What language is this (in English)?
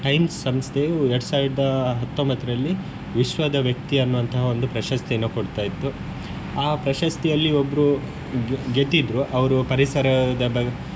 Kannada